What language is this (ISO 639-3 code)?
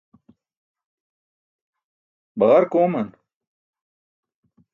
bsk